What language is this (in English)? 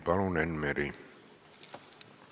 Estonian